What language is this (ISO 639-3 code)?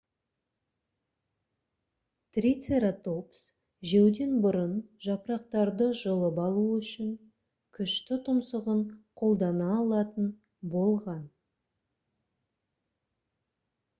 kaz